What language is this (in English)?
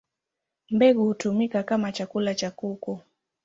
Swahili